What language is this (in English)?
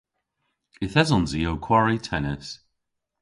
Cornish